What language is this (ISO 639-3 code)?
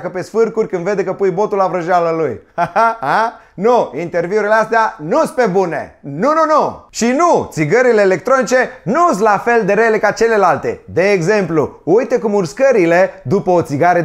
ron